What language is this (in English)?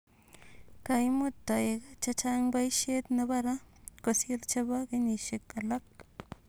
Kalenjin